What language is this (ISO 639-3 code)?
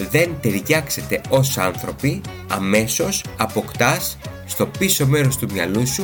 ell